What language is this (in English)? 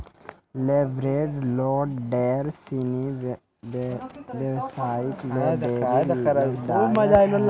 Maithili